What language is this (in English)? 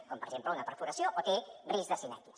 Catalan